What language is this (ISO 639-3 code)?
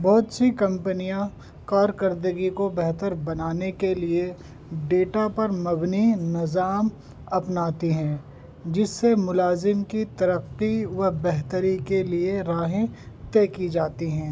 urd